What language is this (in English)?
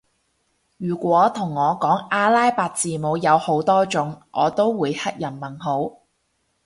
Cantonese